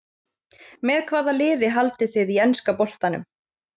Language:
Icelandic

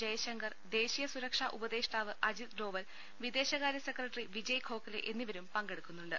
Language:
Malayalam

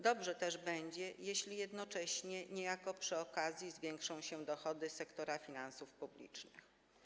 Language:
Polish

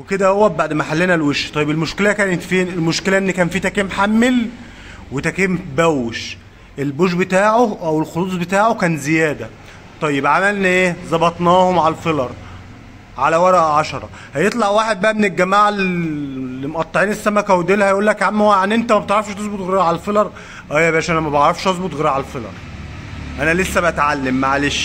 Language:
Arabic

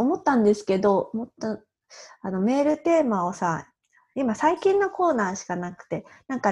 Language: Japanese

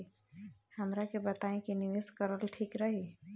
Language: Bhojpuri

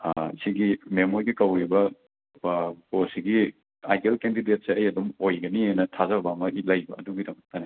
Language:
Manipuri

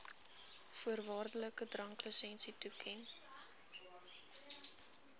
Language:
Afrikaans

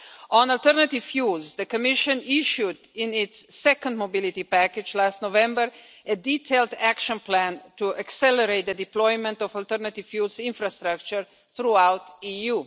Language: English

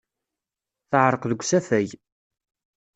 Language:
Kabyle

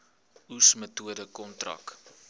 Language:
Afrikaans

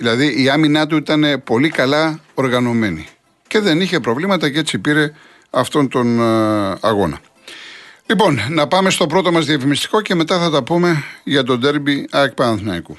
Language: Greek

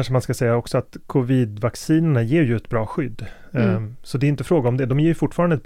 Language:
Swedish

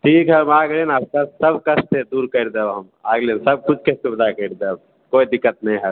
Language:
Maithili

